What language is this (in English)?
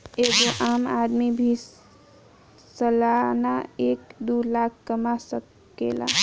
Bhojpuri